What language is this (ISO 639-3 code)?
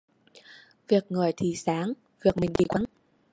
vie